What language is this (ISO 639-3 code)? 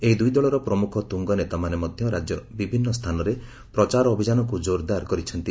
ori